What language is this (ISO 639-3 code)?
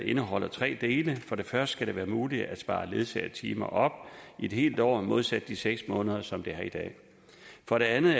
dan